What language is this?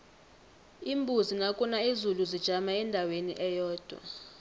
South Ndebele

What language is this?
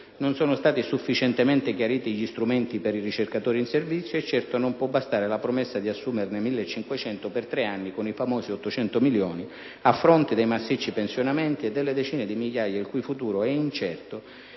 Italian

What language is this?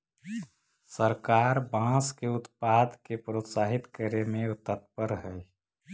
Magahi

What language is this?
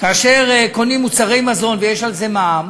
Hebrew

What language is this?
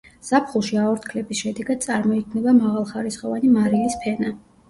Georgian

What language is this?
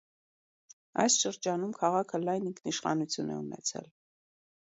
Armenian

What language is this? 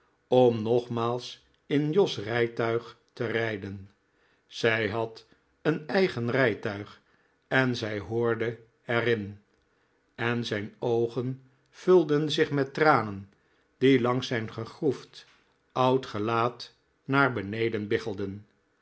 Dutch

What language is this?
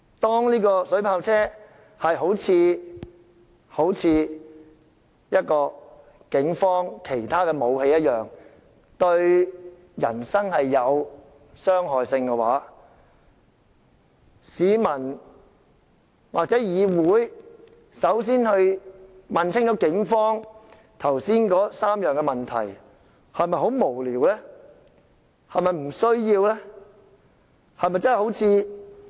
Cantonese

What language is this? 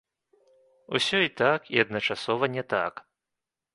Belarusian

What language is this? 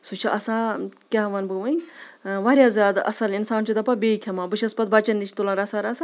Kashmiri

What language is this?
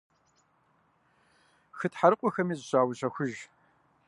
Kabardian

